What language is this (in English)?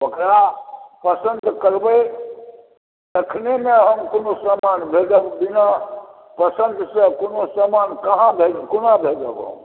Maithili